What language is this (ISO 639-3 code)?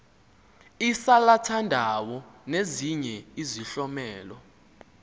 xho